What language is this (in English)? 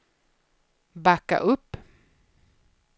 Swedish